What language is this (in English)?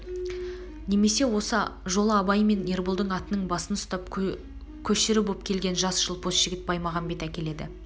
Kazakh